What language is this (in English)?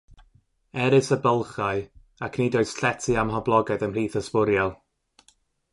Welsh